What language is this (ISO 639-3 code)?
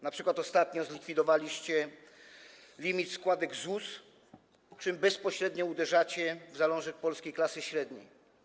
pol